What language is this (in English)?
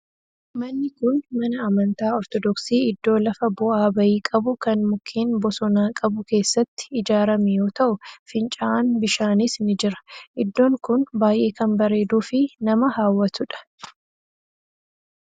Oromo